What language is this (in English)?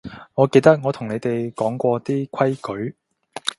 Cantonese